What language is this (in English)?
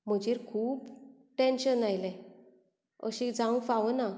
Konkani